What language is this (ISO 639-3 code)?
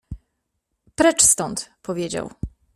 pol